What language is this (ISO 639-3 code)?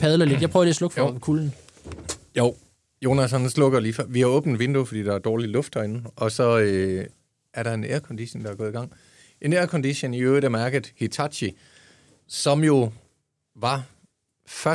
dan